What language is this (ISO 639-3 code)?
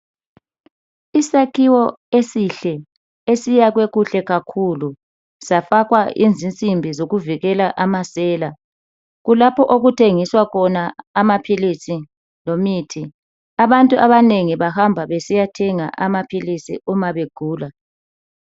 nde